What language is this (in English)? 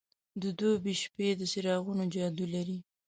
Pashto